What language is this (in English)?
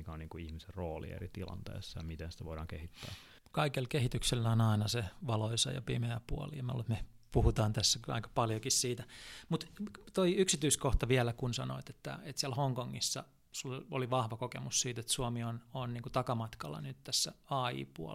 Finnish